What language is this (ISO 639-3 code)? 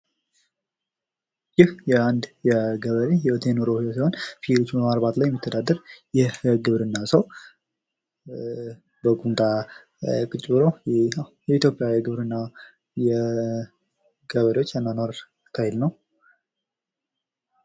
amh